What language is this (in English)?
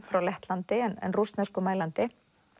Icelandic